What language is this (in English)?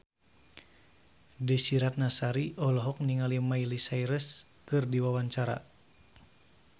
Sundanese